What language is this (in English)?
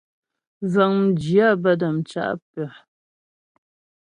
Ghomala